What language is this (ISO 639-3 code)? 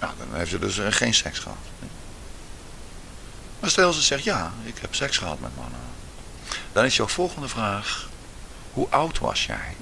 nld